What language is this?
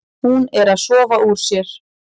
Icelandic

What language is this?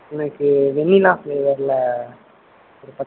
Tamil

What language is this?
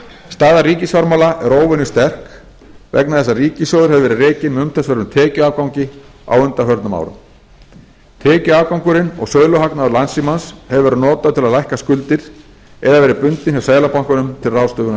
Icelandic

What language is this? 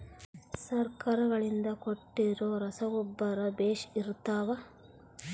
Kannada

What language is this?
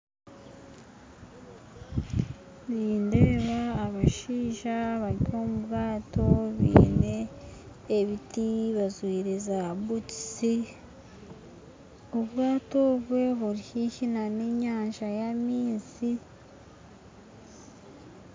Nyankole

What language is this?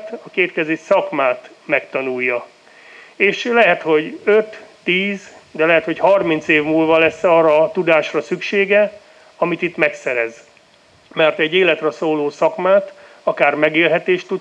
Hungarian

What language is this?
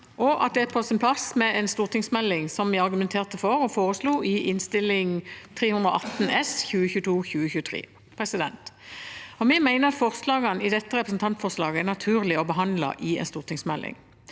Norwegian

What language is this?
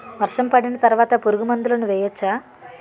Telugu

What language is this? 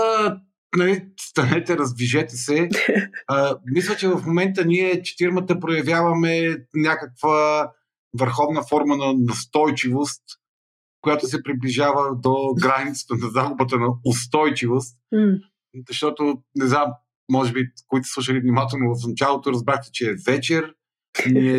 Bulgarian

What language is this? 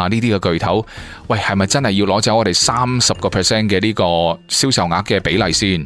Chinese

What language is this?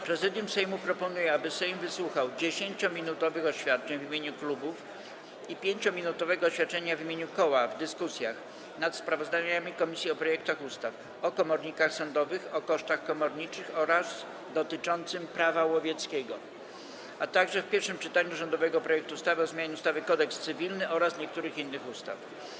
Polish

